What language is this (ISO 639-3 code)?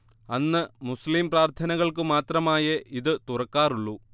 mal